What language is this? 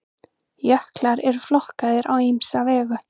Icelandic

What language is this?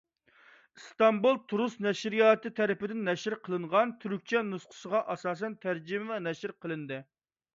Uyghur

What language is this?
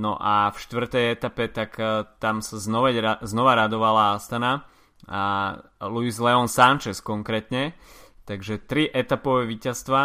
Slovak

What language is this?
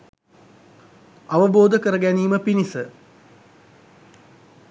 Sinhala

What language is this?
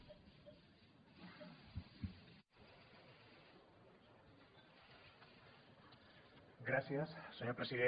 Catalan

